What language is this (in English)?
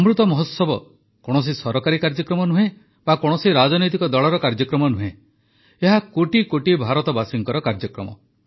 Odia